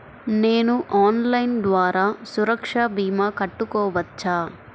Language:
Telugu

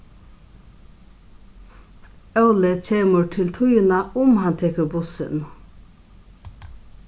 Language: Faroese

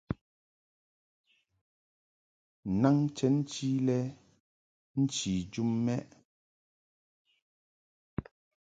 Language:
Mungaka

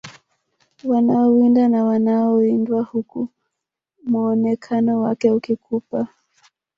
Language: Swahili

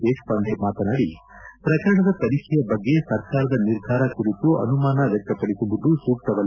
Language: Kannada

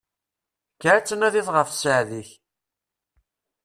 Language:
Kabyle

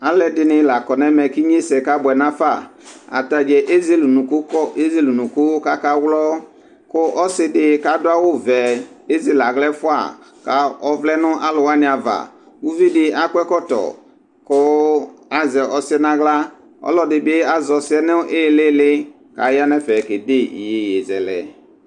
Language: Ikposo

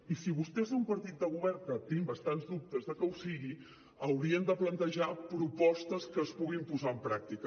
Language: Catalan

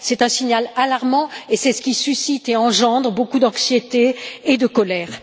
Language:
French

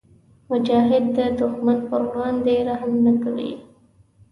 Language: Pashto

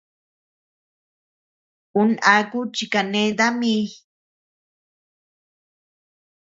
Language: Tepeuxila Cuicatec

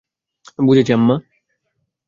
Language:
Bangla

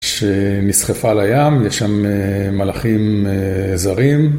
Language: Hebrew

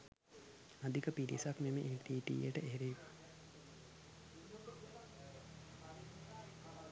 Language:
Sinhala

